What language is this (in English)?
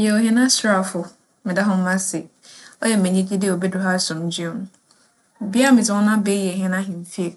Akan